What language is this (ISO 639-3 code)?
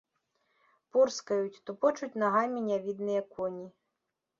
bel